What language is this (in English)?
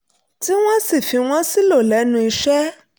Yoruba